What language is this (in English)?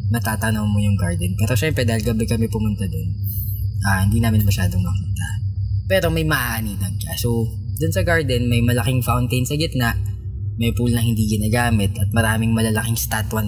Filipino